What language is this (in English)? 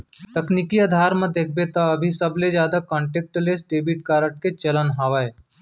Chhattisgarhi